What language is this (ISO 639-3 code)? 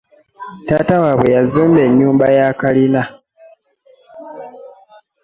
lug